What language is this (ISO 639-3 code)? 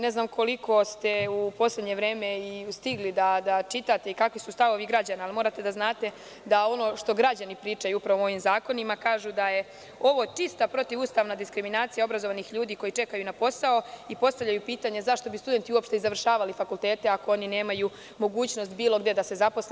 srp